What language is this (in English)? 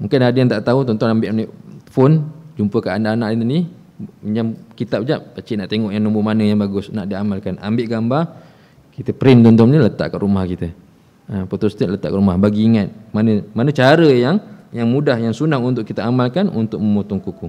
Malay